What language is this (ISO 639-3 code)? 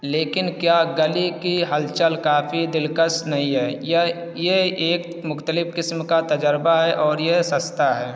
urd